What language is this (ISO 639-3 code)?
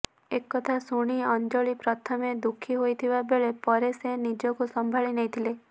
ori